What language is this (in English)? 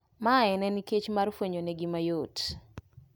Luo (Kenya and Tanzania)